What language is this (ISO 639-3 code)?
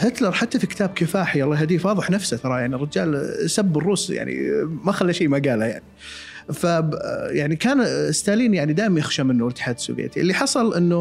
ara